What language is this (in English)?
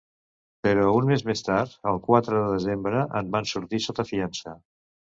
Catalan